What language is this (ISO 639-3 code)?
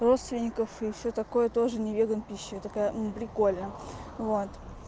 rus